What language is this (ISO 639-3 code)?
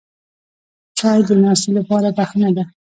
pus